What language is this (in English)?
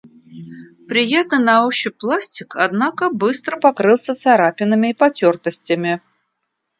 Russian